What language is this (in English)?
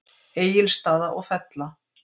Icelandic